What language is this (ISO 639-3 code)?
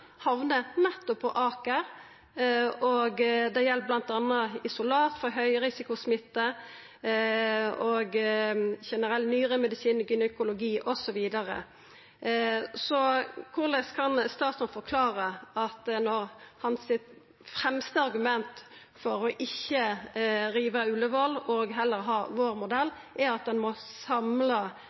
nno